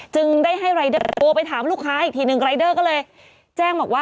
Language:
Thai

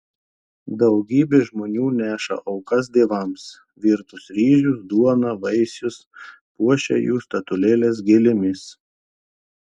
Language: Lithuanian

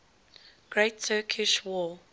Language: English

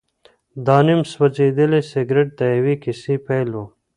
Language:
Pashto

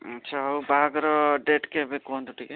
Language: Odia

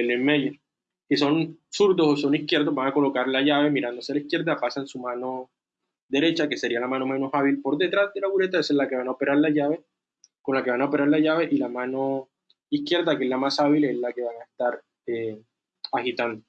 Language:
Spanish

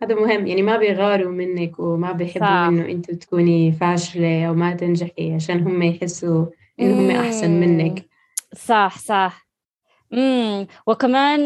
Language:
Arabic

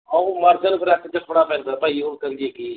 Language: Punjabi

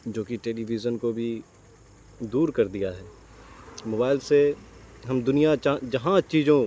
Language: Urdu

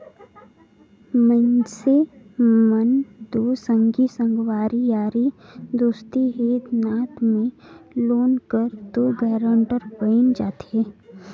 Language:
Chhattisgarhi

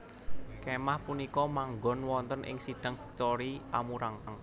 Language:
Javanese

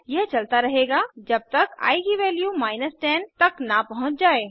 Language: Hindi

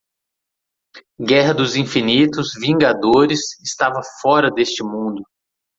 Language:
Portuguese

